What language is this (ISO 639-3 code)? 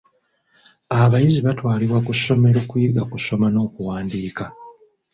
lug